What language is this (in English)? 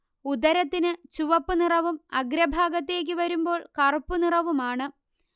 Malayalam